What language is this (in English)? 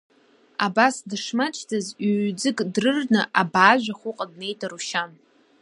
Abkhazian